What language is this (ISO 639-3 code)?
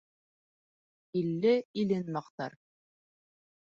bak